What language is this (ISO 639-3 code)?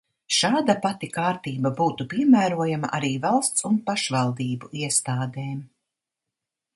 lav